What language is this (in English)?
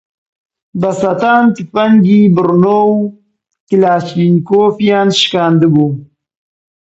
Central Kurdish